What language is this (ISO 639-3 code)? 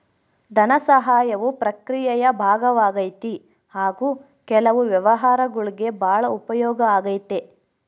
kan